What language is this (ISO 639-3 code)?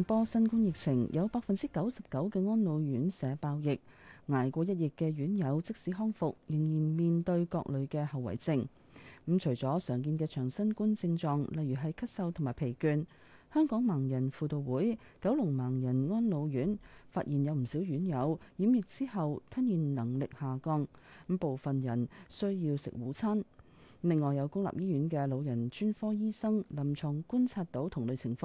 zho